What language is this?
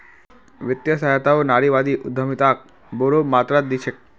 Magahi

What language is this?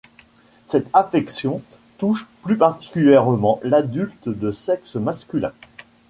French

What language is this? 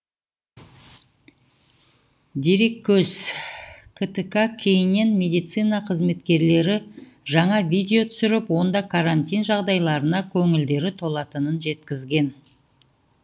Kazakh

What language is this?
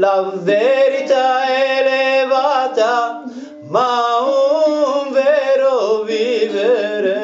Italian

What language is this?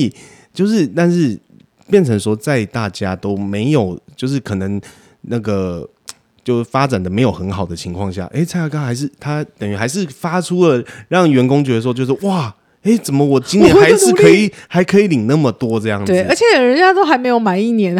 Chinese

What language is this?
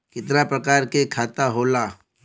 Bhojpuri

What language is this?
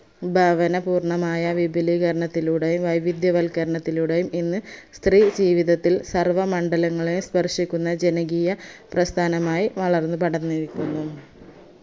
Malayalam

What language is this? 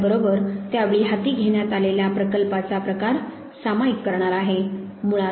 Marathi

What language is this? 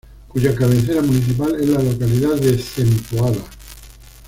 Spanish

